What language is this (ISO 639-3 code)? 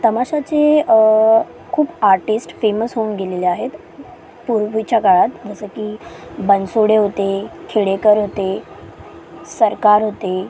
mar